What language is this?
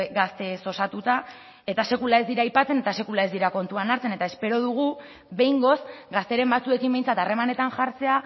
Basque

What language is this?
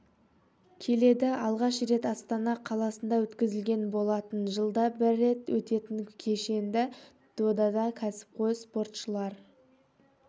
Kazakh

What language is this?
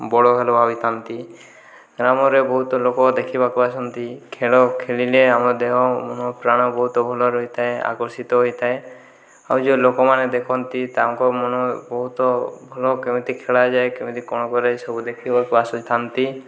Odia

